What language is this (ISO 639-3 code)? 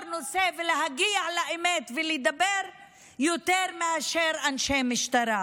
heb